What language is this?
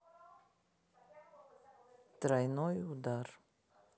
Russian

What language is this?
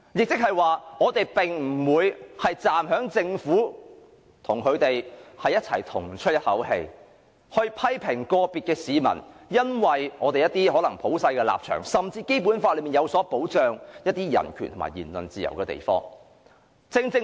Cantonese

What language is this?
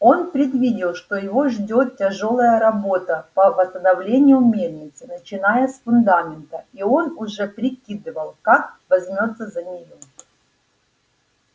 Russian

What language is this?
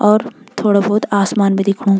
Garhwali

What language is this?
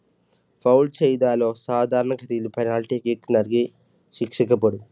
Malayalam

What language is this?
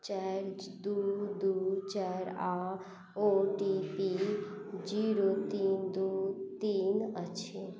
Maithili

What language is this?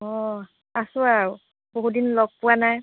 Assamese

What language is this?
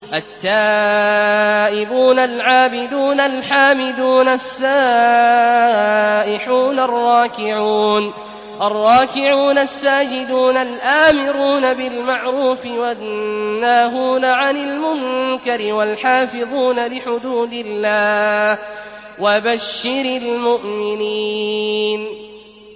Arabic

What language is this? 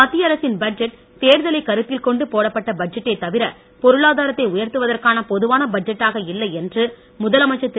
Tamil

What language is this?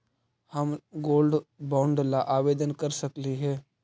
Magahi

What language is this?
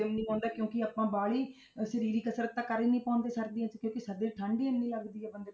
Punjabi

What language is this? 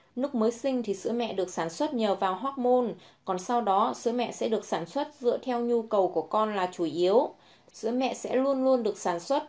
Vietnamese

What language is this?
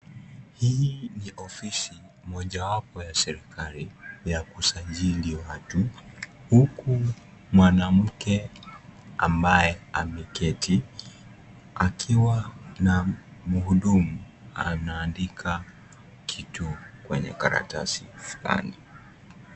Swahili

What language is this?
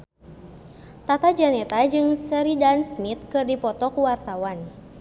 Sundanese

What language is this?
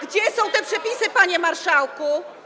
Polish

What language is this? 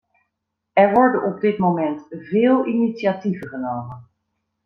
Dutch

